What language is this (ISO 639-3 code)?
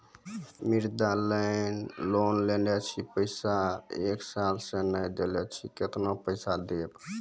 mai